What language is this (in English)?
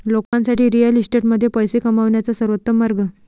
Marathi